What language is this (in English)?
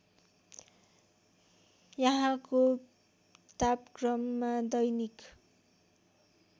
Nepali